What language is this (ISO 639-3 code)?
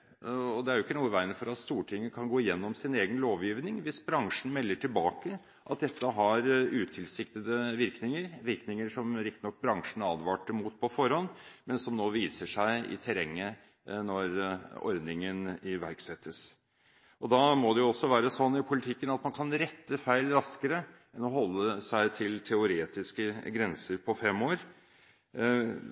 nob